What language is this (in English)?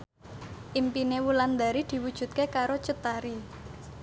Javanese